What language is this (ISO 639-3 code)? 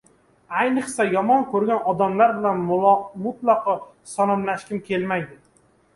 uzb